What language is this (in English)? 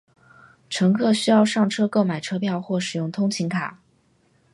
Chinese